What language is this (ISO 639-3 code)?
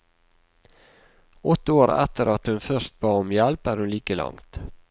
nor